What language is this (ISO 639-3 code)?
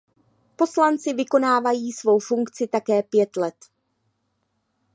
ces